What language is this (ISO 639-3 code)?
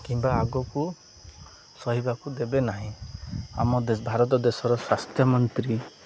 ori